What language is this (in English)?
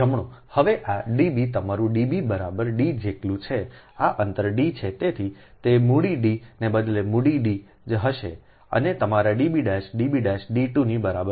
Gujarati